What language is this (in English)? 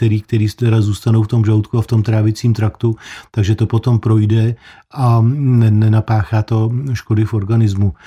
Czech